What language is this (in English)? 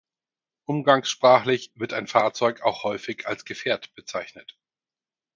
German